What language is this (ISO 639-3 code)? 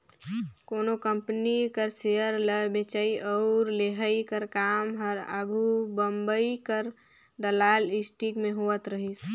hne